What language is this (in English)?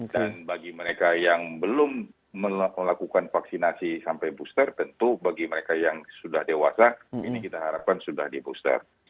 Indonesian